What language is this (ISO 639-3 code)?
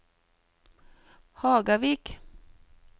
nor